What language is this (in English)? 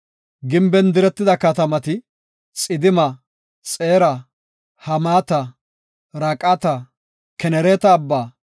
Gofa